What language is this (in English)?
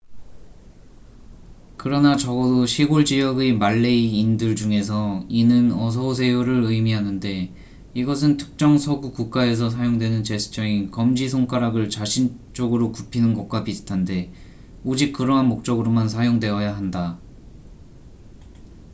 Korean